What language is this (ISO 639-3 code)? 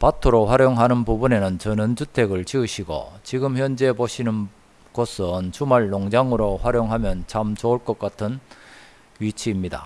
kor